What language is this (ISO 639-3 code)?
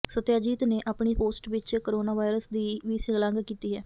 pan